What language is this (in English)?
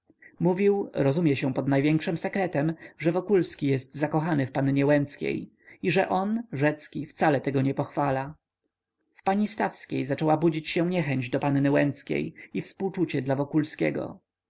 Polish